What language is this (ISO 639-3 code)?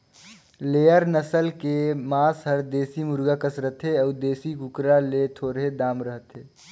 hne